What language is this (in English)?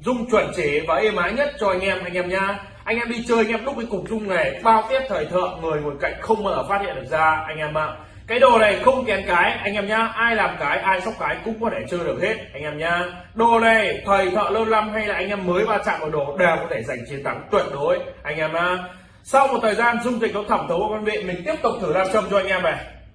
Vietnamese